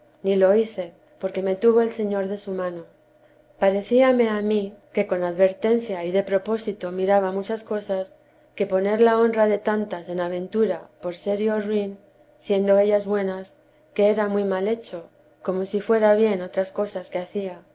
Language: Spanish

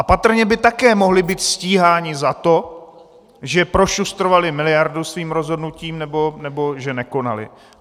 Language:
Czech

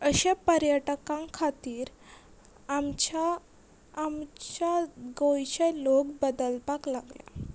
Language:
Konkani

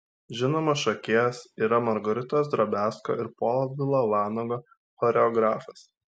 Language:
Lithuanian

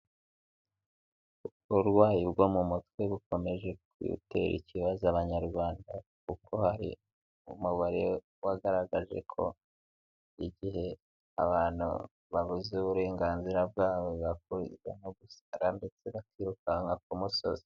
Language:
Kinyarwanda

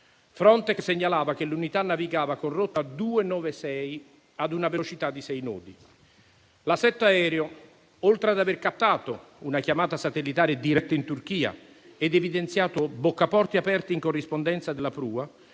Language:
Italian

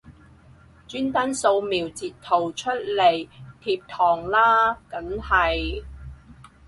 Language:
Cantonese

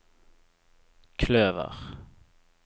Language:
Norwegian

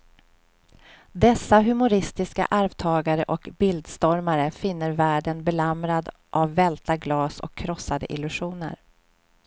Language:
Swedish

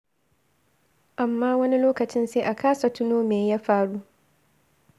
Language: Hausa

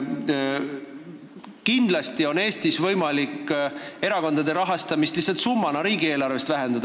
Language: Estonian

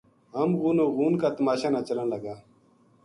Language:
Gujari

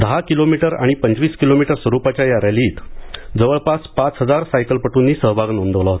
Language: Marathi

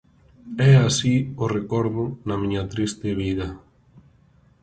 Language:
Galician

